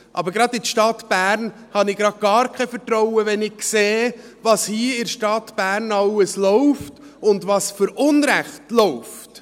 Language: Swiss German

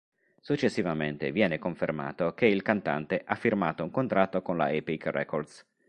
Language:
Italian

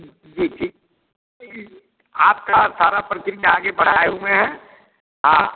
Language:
Hindi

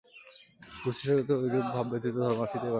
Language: Bangla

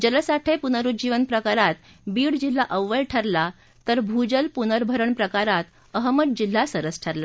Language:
Marathi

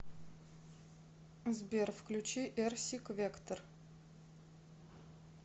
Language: Russian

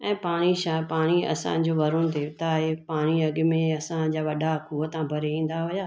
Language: Sindhi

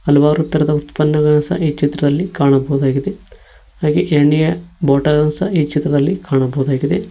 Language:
Kannada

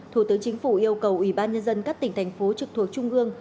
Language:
Vietnamese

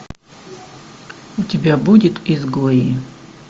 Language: Russian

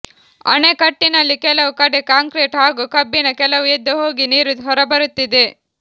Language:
Kannada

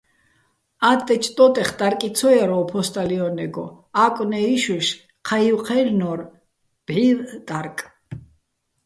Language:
Bats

